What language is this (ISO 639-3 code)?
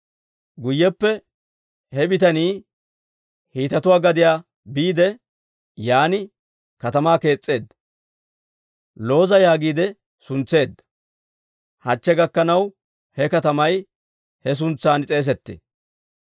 dwr